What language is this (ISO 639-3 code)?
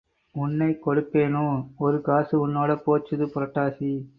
tam